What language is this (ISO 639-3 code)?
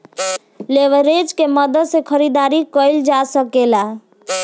bho